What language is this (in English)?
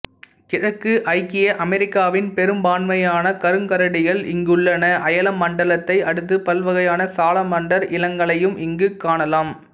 Tamil